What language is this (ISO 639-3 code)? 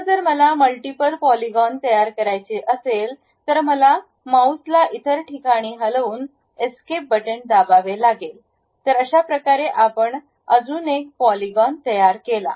mar